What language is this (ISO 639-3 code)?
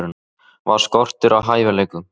isl